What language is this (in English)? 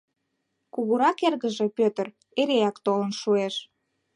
Mari